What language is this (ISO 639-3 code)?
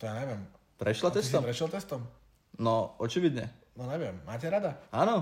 slk